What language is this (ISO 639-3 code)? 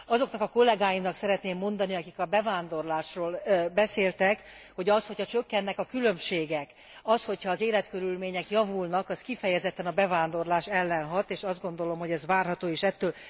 hun